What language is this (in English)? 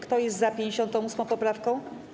Polish